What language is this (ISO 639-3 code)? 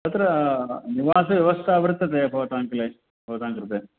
san